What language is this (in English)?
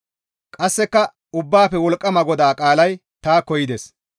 Gamo